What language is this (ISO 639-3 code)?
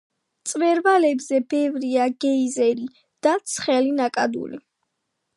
kat